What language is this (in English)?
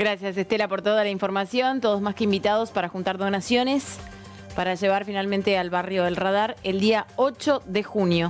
Spanish